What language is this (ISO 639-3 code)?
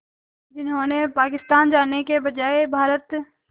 hin